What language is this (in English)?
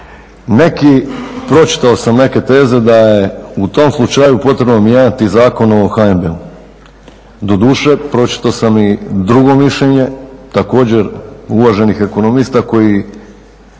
Croatian